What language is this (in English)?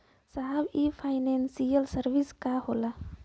Bhojpuri